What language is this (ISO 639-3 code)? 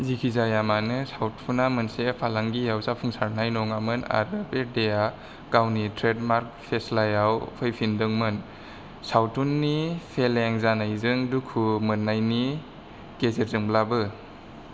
brx